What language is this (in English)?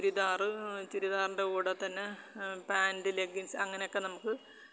Malayalam